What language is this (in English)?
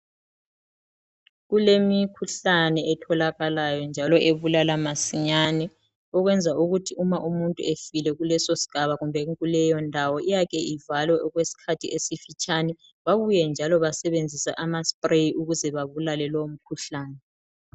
North Ndebele